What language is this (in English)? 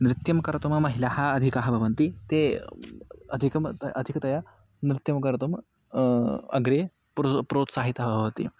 Sanskrit